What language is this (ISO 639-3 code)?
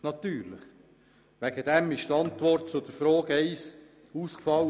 gsw